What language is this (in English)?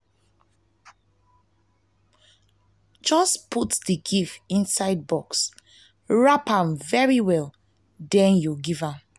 Nigerian Pidgin